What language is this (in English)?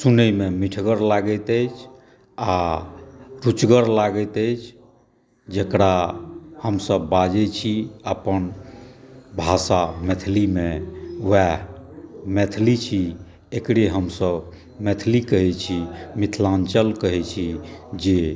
Maithili